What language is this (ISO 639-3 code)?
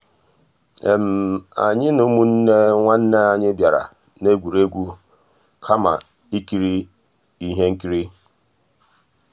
ibo